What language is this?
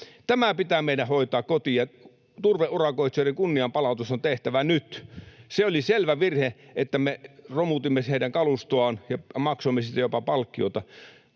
Finnish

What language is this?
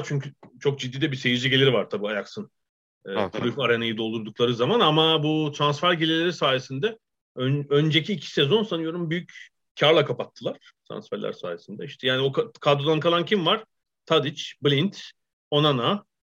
Turkish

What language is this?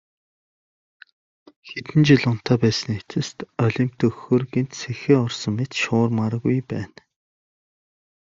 Mongolian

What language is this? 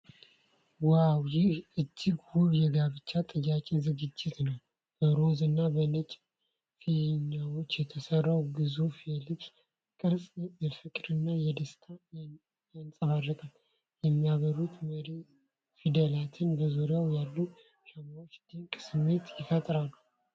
Amharic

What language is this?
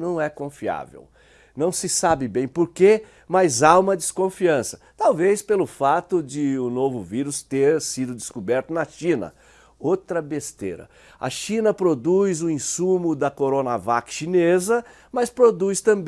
Portuguese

